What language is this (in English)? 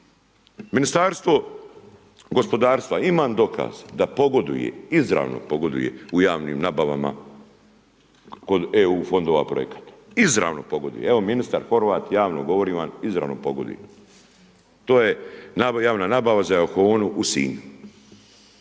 Croatian